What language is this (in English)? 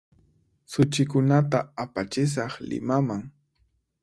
Puno Quechua